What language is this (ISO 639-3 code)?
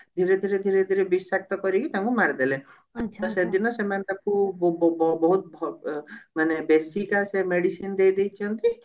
ori